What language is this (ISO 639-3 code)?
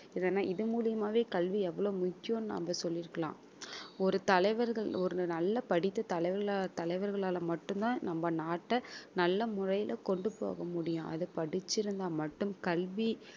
tam